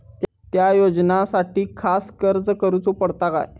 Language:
Marathi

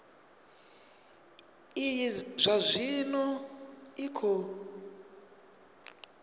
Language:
Venda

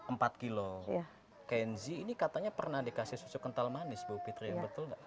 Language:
Indonesian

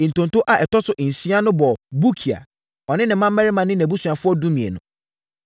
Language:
Akan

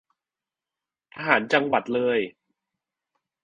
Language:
Thai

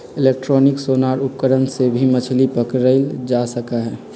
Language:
Magahi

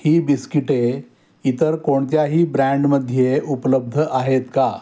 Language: Marathi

